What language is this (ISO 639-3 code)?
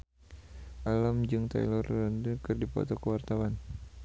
sun